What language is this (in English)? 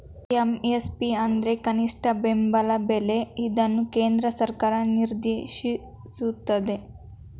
Kannada